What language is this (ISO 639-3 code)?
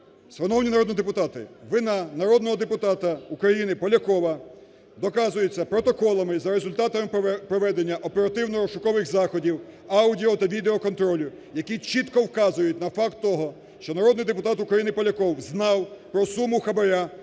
ukr